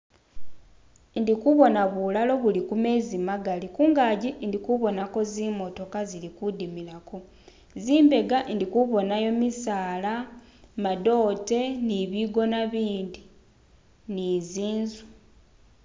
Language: Masaaba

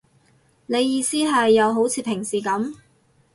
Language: Cantonese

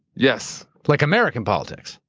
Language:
English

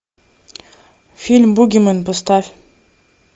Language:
Russian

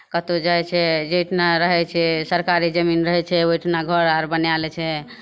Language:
Maithili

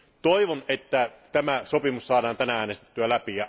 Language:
Finnish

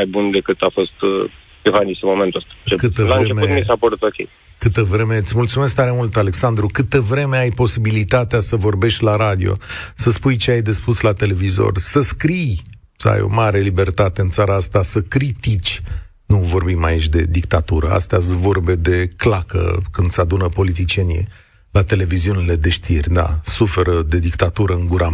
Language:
Romanian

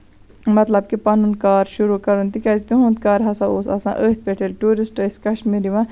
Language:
Kashmiri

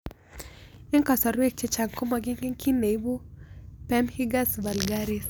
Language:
Kalenjin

